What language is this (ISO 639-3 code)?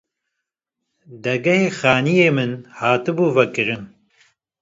kur